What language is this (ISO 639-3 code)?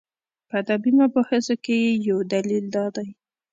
pus